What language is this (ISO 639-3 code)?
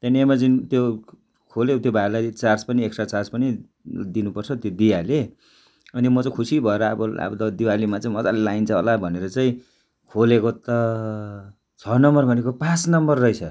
nep